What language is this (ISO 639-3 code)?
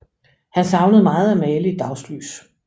dan